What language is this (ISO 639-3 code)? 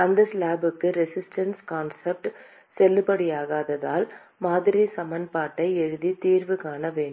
tam